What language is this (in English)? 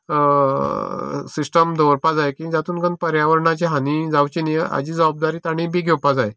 Konkani